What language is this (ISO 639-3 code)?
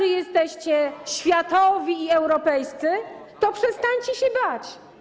pol